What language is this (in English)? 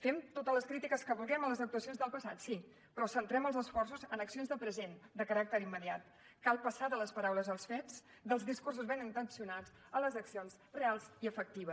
Catalan